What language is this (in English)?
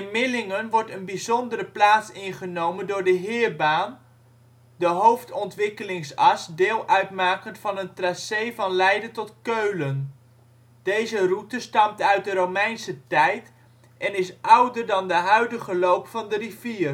Dutch